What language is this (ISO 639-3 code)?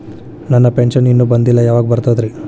kan